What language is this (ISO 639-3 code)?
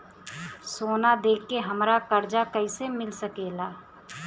bho